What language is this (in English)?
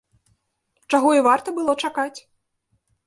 Belarusian